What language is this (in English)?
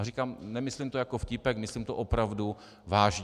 Czech